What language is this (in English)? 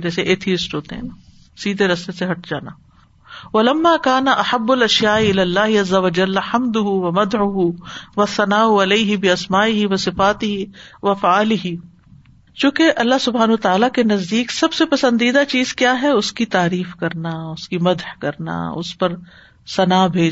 Urdu